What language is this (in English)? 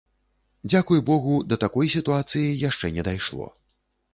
Belarusian